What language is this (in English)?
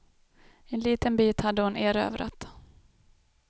Swedish